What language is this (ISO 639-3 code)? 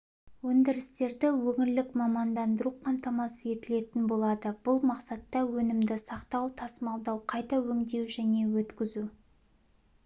kaz